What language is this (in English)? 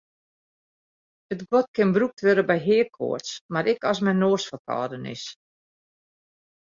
Western Frisian